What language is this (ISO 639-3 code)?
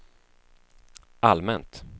swe